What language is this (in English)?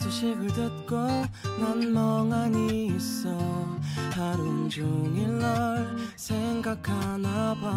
Korean